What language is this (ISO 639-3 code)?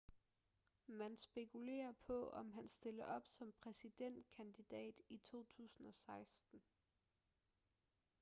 dan